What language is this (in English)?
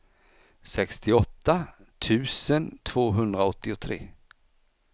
Swedish